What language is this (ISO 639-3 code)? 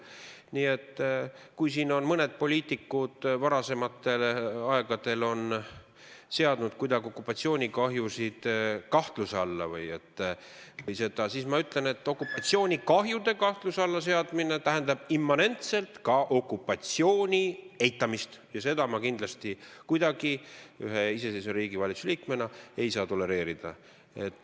est